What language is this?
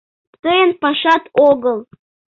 Mari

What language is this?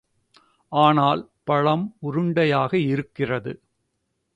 Tamil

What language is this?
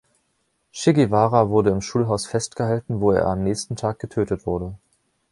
German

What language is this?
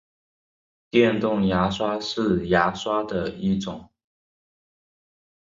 Chinese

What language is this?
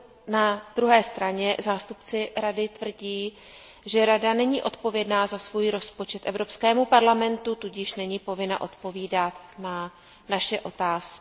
Czech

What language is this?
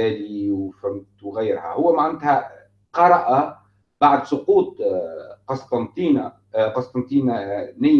Arabic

